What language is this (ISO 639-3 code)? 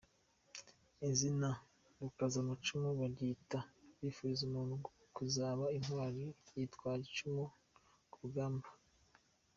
kin